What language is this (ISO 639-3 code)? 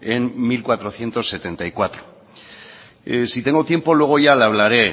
spa